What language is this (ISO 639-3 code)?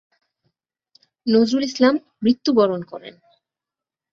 ben